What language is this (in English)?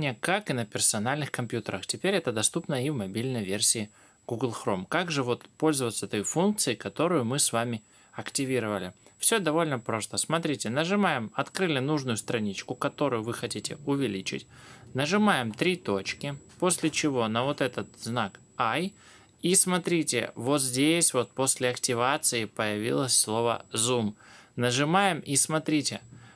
Russian